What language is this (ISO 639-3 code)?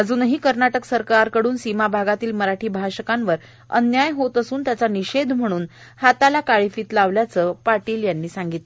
mar